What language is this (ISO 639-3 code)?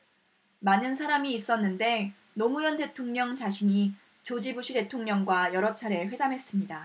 kor